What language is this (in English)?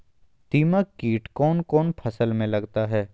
Magahi